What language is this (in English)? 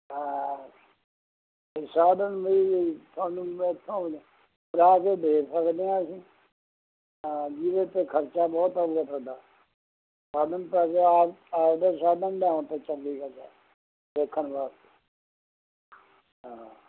Punjabi